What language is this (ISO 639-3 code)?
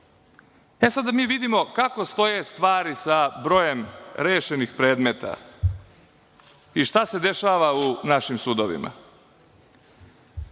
srp